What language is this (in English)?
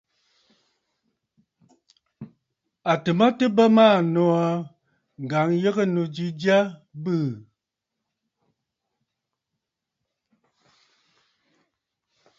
Bafut